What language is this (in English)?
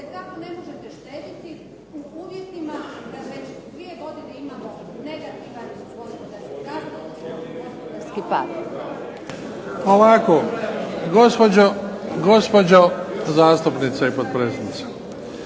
Croatian